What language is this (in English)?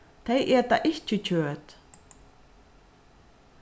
Faroese